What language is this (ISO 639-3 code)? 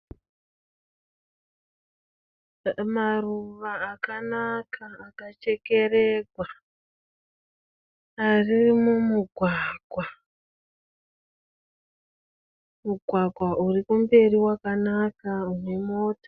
sna